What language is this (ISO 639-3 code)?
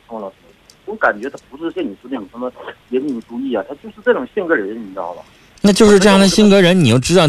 zho